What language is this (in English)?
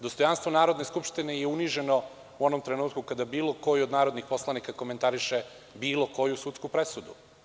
Serbian